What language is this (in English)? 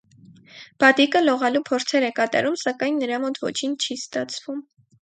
Armenian